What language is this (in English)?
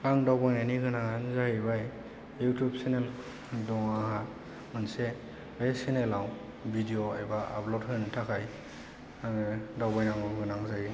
Bodo